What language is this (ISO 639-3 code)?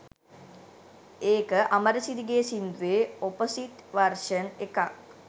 sin